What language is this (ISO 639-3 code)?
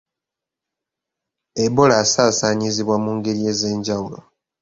lug